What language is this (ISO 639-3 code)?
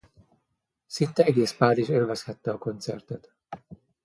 hun